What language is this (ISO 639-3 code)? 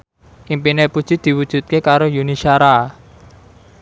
jav